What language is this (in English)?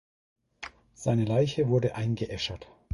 German